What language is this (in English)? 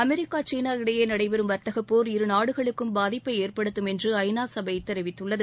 Tamil